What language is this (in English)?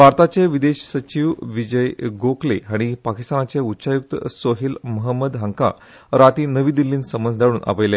Konkani